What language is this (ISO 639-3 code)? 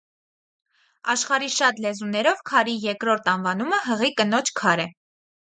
hye